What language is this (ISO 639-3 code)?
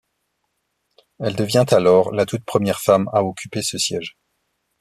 fra